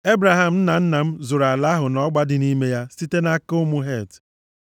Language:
Igbo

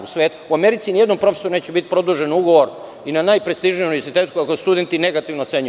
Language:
Serbian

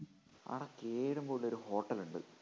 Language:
Malayalam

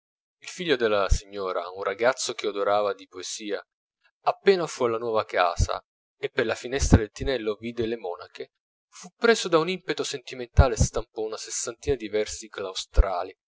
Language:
Italian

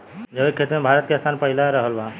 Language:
Bhojpuri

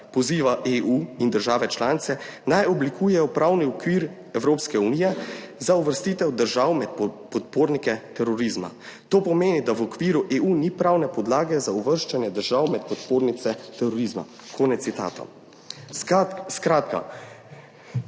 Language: Slovenian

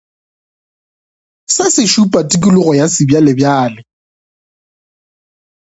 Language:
Northern Sotho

